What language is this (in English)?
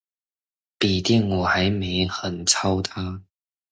Chinese